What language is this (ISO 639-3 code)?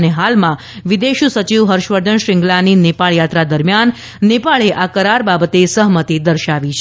guj